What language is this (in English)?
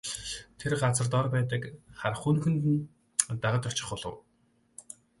Mongolian